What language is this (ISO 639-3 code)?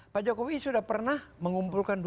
ind